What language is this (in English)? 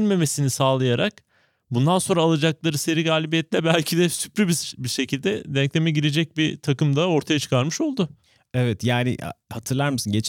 Turkish